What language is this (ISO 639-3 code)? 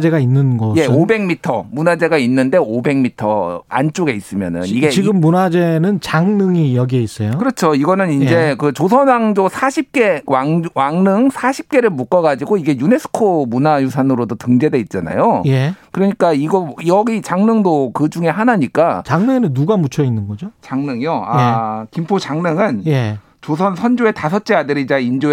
kor